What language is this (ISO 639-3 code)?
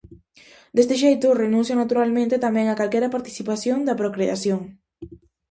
glg